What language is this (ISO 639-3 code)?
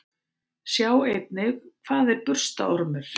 isl